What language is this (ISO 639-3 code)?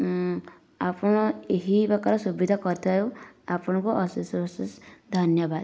ori